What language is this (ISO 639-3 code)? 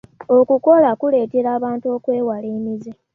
lug